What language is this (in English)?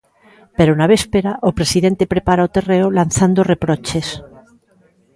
Galician